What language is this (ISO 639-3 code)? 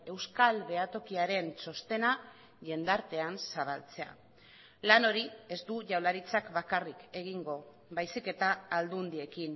eus